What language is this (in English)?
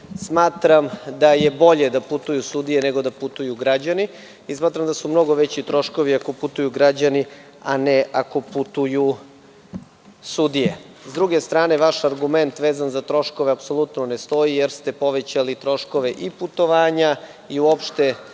Serbian